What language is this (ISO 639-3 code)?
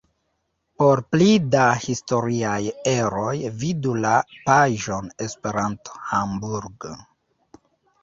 epo